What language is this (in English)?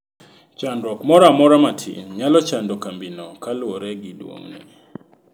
Luo (Kenya and Tanzania)